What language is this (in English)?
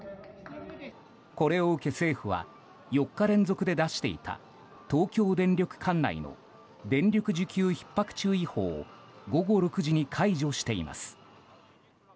Japanese